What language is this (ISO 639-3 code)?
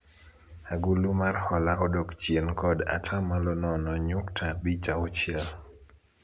luo